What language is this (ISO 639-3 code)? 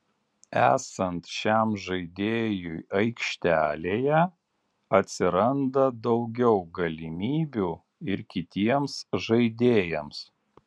lit